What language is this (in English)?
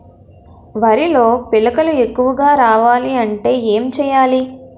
Telugu